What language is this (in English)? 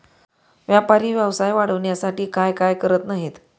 Marathi